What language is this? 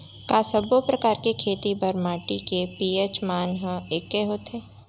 Chhattisgarhi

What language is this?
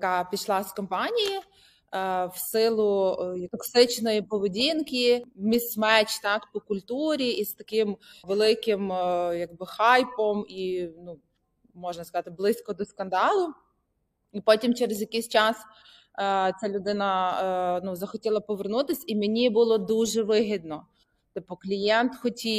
Ukrainian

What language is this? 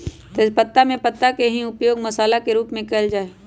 Magahi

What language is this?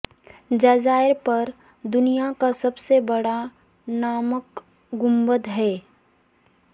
Urdu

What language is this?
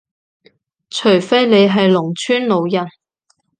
Cantonese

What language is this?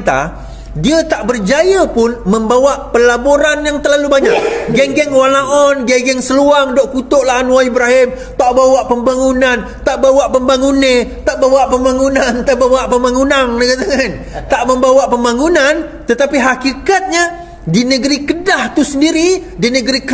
Malay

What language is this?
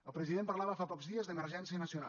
Catalan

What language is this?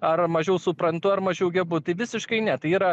Lithuanian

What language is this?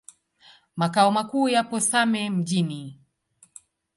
Swahili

